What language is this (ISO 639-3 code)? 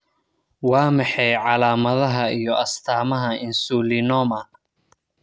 som